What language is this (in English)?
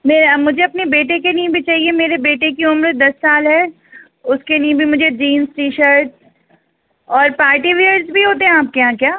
Urdu